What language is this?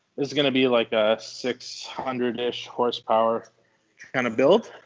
English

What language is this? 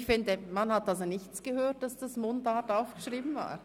Swiss German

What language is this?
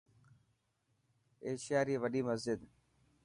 Dhatki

